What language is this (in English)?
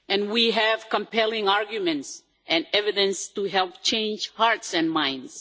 English